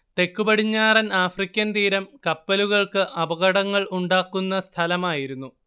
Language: Malayalam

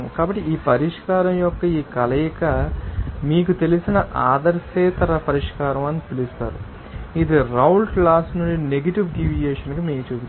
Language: Telugu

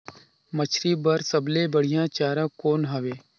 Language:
Chhattisgarhi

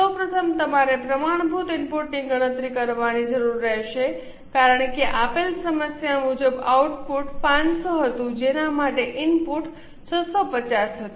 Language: Gujarati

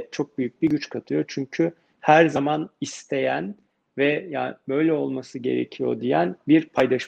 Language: Turkish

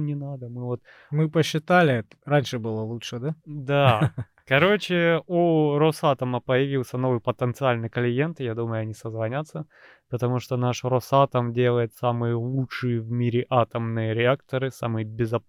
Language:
Russian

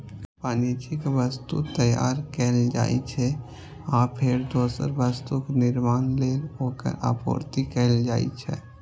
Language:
Maithili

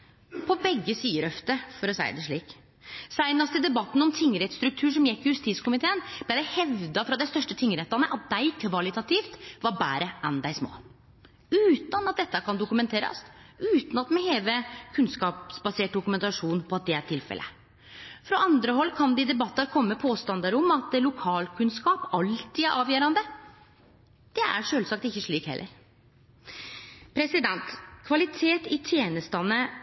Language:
Norwegian Nynorsk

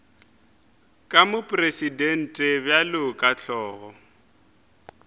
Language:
Northern Sotho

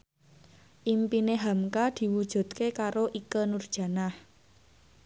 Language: Javanese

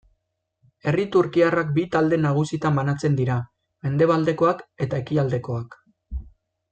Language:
Basque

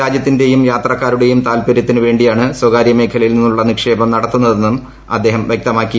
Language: Malayalam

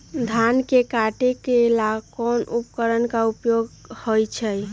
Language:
Magahi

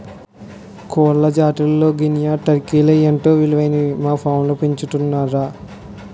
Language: Telugu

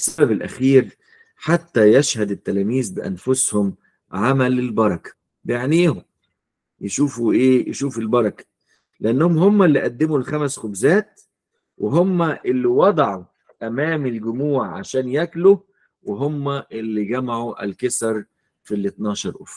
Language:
Arabic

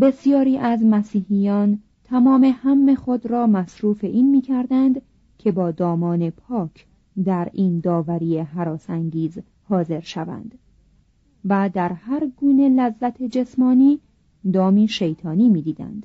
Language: Persian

